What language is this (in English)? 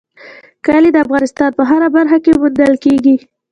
Pashto